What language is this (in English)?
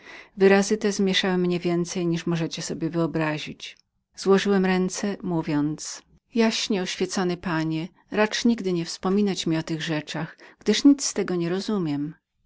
Polish